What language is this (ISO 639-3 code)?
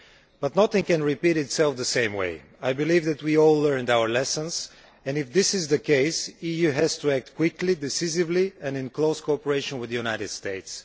eng